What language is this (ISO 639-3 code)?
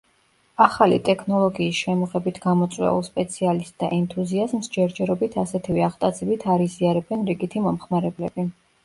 kat